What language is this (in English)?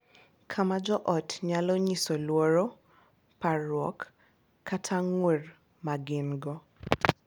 Luo (Kenya and Tanzania)